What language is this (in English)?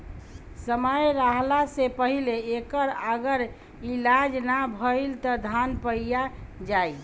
Bhojpuri